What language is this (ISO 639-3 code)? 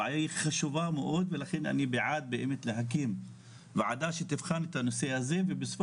heb